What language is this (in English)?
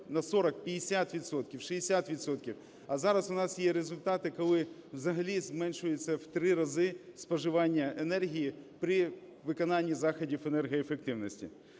Ukrainian